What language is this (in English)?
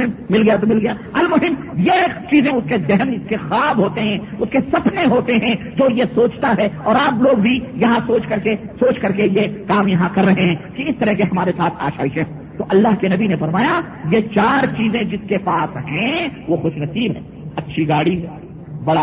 Urdu